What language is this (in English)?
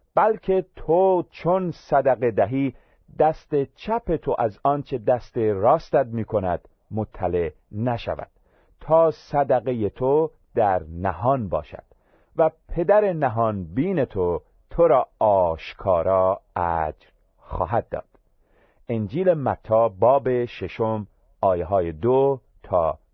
Persian